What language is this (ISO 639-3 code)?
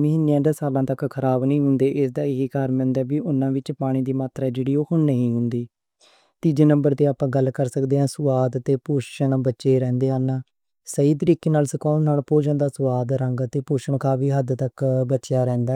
lah